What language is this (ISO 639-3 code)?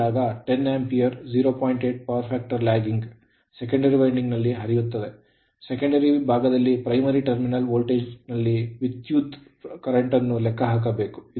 kan